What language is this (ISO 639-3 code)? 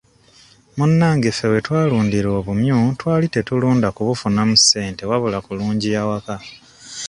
lug